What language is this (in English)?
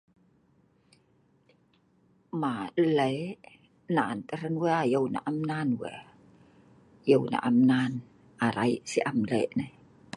Sa'ban